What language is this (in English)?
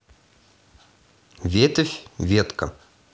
Russian